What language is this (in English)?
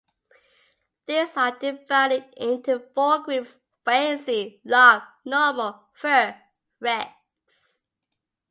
English